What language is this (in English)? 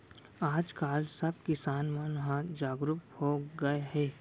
Chhattisgarhi